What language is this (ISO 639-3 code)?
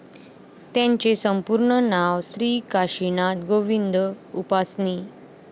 mar